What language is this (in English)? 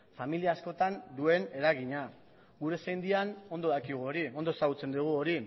Basque